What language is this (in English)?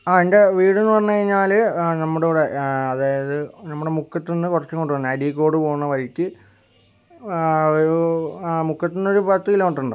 Malayalam